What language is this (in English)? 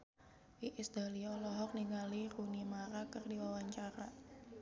Sundanese